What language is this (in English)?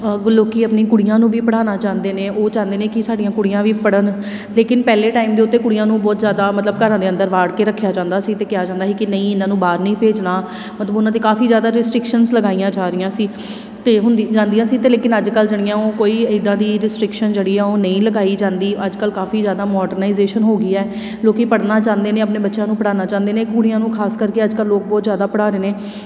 Punjabi